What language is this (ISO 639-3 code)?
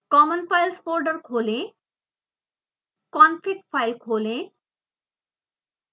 hin